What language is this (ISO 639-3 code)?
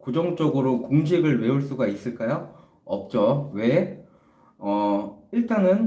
kor